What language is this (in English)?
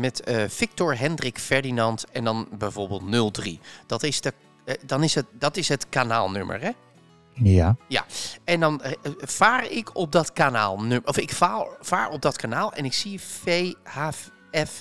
Dutch